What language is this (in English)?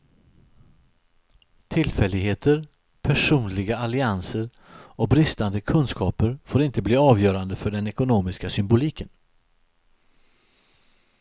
Swedish